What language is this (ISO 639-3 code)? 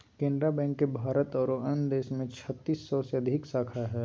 mag